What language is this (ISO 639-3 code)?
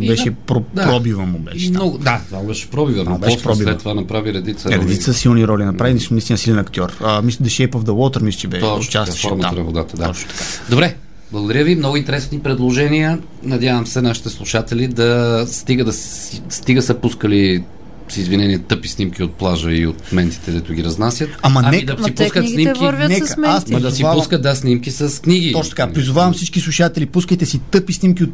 bul